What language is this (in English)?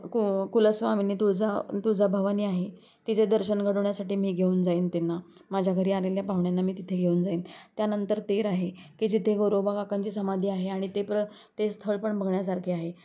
Marathi